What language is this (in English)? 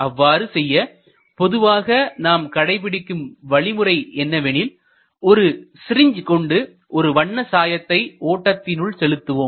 Tamil